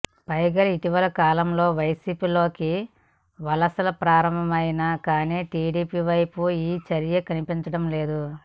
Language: Telugu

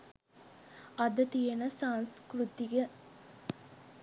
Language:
Sinhala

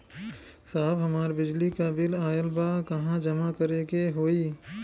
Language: Bhojpuri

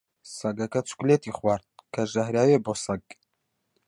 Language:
Central Kurdish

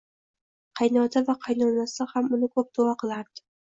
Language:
Uzbek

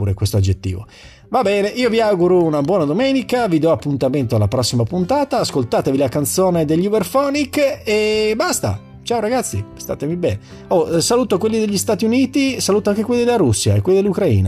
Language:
Italian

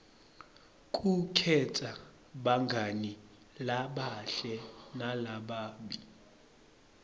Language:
Swati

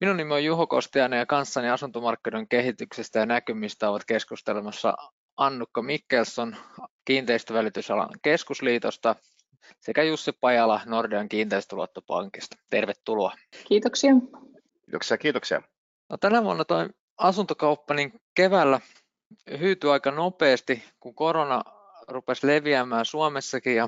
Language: Finnish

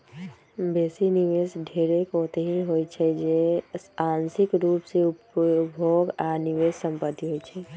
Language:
Magahi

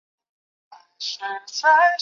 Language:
Chinese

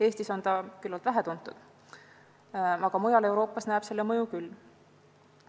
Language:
Estonian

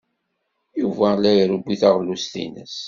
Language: Kabyle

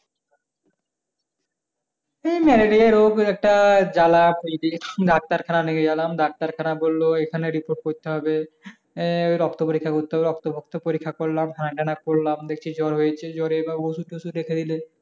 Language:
Bangla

